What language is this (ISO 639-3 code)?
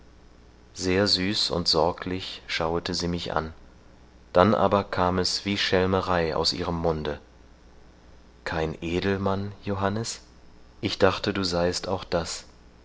deu